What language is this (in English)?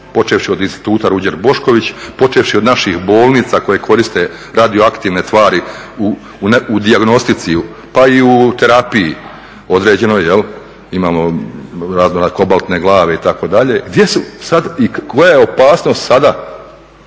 Croatian